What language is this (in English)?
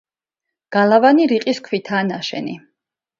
Georgian